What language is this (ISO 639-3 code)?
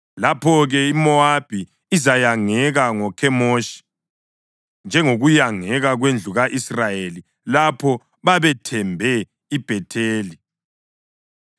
nde